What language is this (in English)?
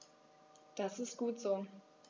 German